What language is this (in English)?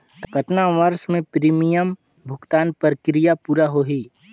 Chhattisgarhi